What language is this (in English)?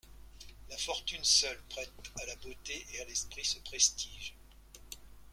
French